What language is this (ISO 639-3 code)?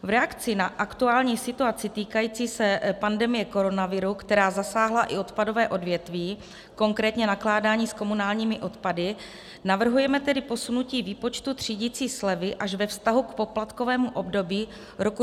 ces